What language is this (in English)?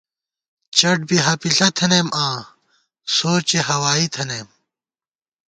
Gawar-Bati